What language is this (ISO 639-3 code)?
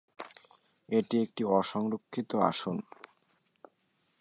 ben